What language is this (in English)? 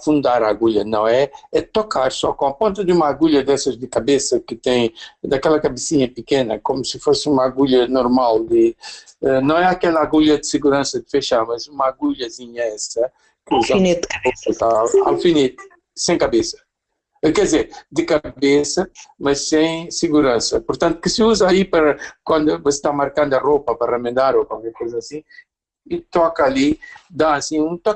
Portuguese